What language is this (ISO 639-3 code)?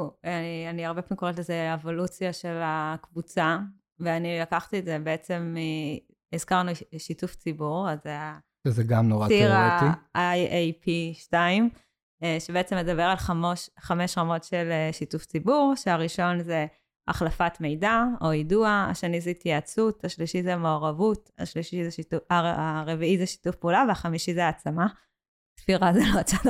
heb